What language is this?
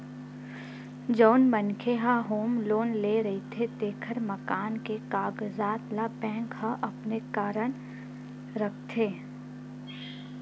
Chhattisgarhi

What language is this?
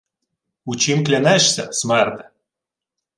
Ukrainian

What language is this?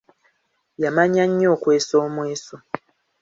Ganda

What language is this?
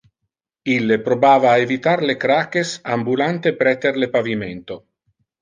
Interlingua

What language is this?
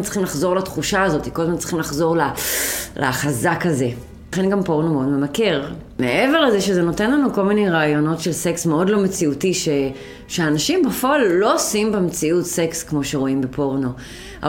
Hebrew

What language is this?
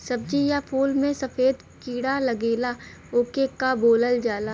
Bhojpuri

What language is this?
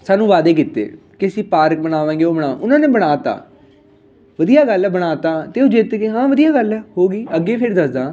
Punjabi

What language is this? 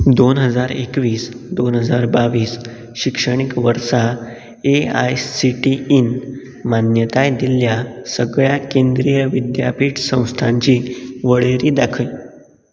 Konkani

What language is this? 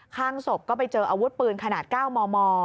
Thai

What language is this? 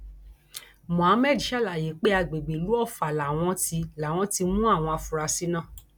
Yoruba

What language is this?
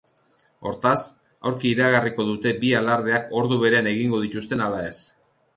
Basque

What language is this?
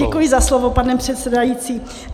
Czech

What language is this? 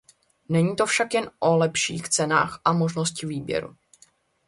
Czech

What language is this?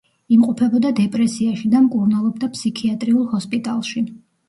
Georgian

